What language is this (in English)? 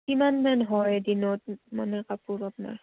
Assamese